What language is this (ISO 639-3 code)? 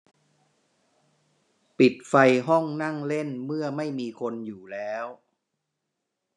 tha